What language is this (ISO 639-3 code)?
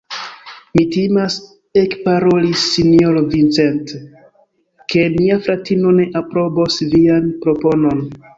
epo